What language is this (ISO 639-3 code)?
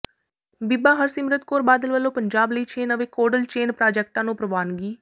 pan